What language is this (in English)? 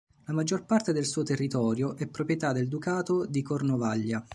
Italian